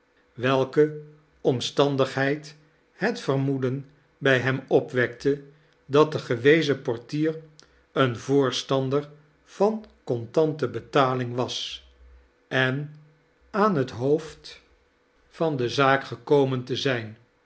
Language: Dutch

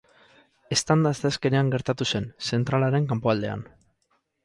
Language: Basque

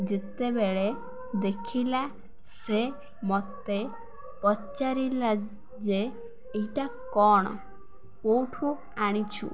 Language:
Odia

